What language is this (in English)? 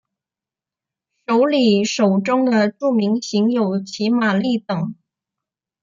Chinese